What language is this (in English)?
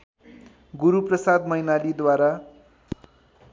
Nepali